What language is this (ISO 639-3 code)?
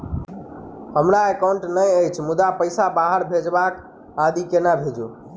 mai